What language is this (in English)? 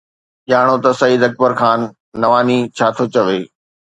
Sindhi